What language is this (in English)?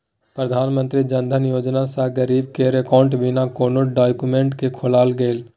Maithili